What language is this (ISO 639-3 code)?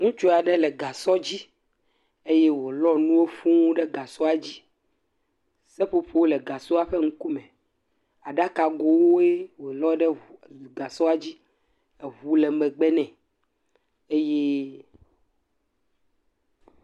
ewe